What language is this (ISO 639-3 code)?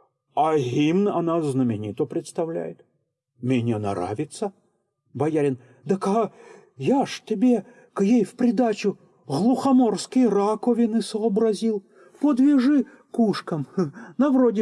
rus